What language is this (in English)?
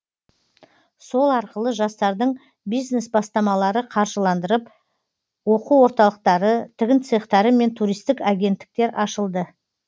Kazakh